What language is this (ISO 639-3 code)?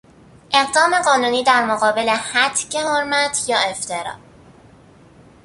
fas